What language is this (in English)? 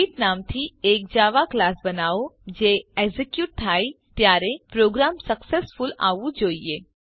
Gujarati